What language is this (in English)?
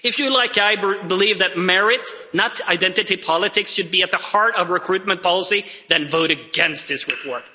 English